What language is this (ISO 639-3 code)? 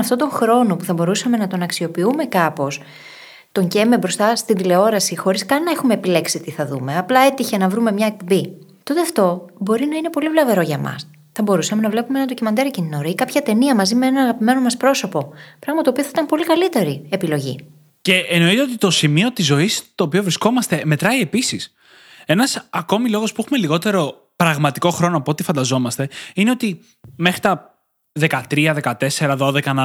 ell